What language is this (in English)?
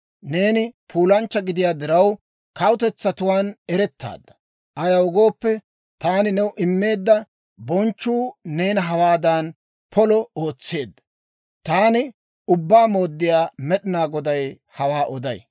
Dawro